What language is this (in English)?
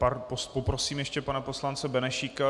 Czech